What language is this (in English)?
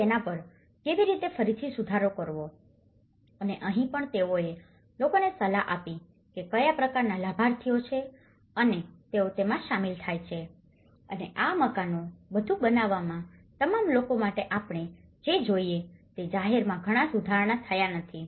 Gujarati